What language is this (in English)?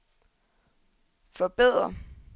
Danish